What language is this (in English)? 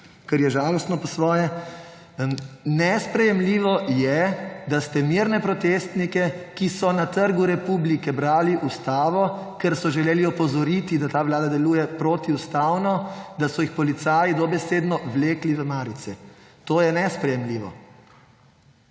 Slovenian